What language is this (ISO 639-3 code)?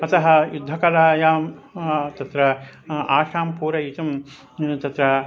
san